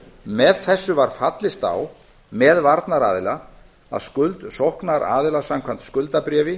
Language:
Icelandic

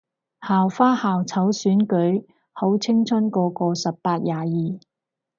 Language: Cantonese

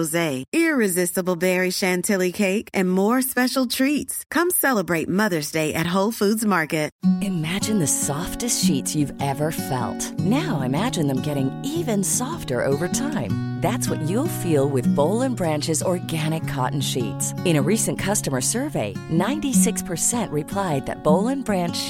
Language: Urdu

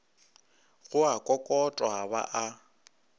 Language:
Northern Sotho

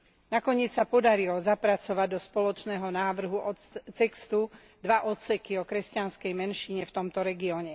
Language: Slovak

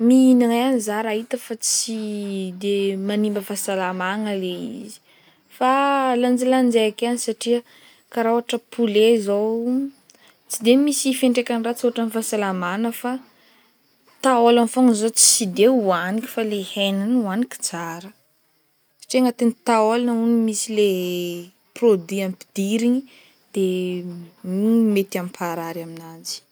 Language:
Northern Betsimisaraka Malagasy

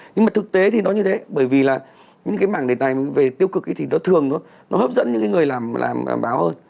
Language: Vietnamese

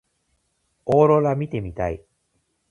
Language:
Japanese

